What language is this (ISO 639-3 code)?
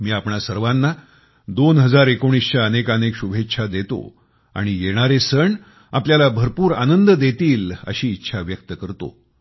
mar